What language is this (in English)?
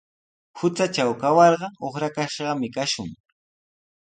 Sihuas Ancash Quechua